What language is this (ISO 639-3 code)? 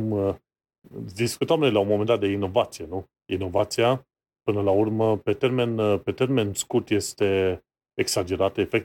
ron